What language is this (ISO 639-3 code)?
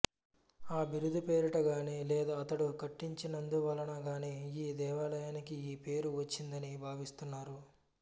tel